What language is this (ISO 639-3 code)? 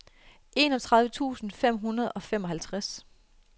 dan